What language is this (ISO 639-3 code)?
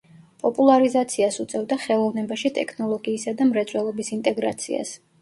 kat